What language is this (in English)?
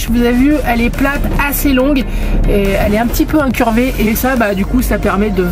French